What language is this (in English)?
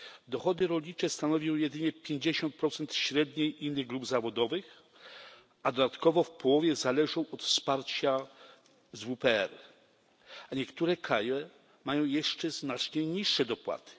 Polish